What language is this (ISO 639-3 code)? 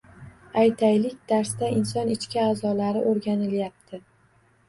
uzb